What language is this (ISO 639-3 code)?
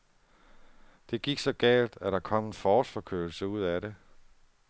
dan